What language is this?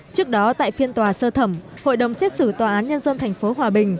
Vietnamese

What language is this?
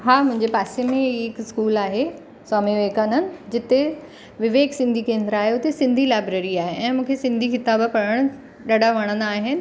Sindhi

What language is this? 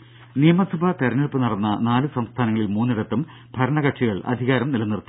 Malayalam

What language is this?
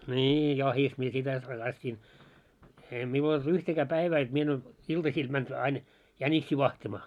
Finnish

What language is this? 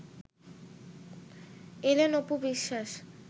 Bangla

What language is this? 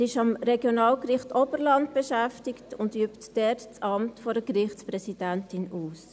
Swiss German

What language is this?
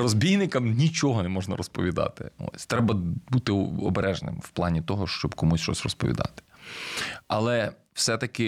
Ukrainian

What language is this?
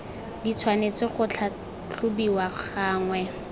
Tswana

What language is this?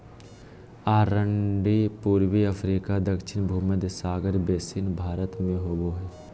Magahi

